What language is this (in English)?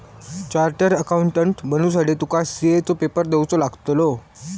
Marathi